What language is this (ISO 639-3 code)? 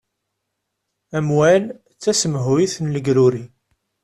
kab